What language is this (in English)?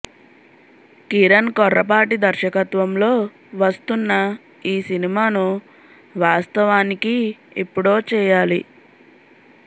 Telugu